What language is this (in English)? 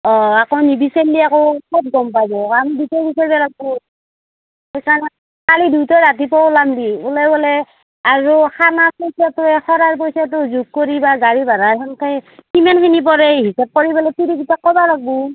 Assamese